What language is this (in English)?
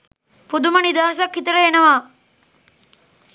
Sinhala